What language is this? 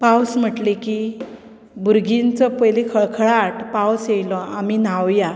Konkani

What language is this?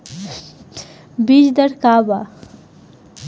Bhojpuri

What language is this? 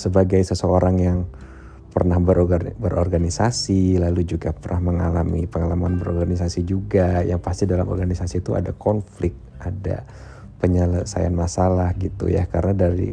Indonesian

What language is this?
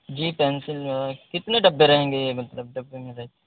Urdu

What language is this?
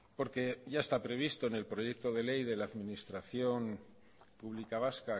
Spanish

